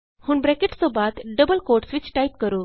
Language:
Punjabi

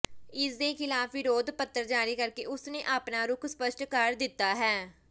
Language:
Punjabi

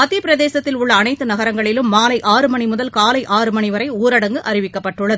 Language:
Tamil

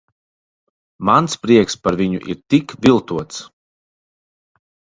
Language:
Latvian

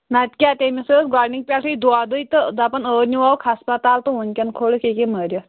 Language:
Kashmiri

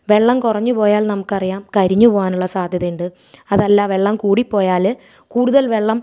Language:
Malayalam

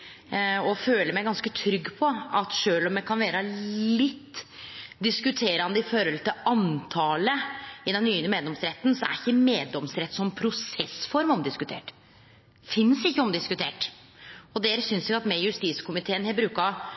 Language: Norwegian Nynorsk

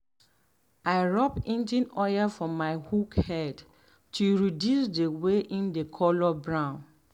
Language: Nigerian Pidgin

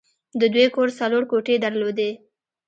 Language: Pashto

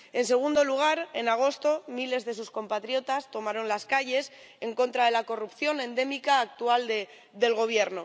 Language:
Spanish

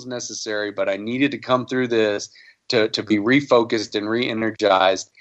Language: English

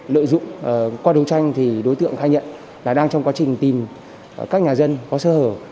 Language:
Vietnamese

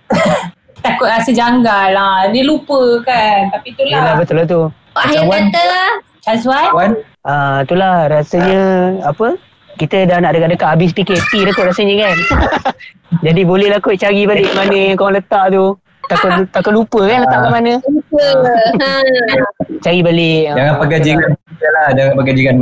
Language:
Malay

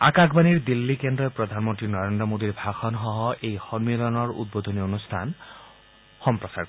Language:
Assamese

